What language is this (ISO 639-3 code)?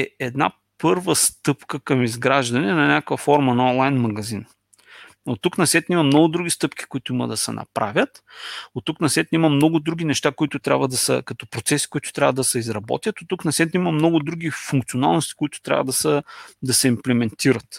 bul